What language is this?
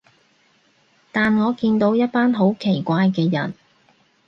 Cantonese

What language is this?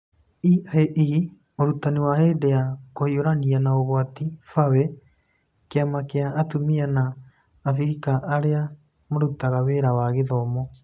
Kikuyu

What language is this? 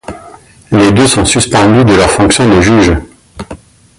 French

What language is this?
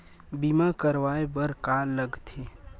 Chhattisgarhi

